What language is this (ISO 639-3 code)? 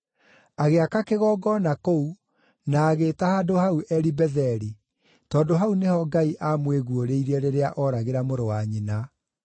kik